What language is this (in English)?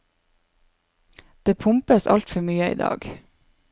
Norwegian